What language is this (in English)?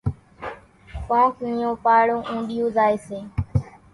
Kachi Koli